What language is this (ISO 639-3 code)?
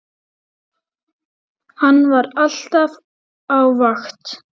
isl